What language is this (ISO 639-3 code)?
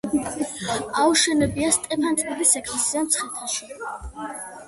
kat